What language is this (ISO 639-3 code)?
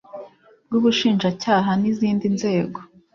kin